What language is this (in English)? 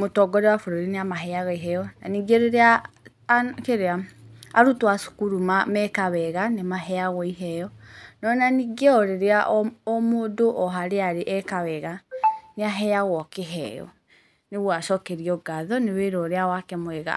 Kikuyu